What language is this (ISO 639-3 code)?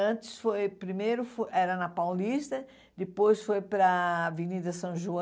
por